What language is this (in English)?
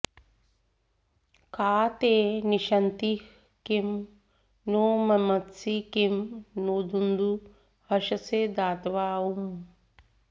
Sanskrit